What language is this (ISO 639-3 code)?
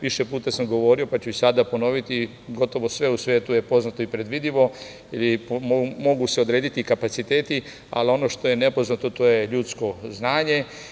srp